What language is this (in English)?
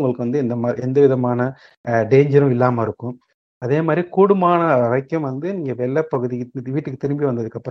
Tamil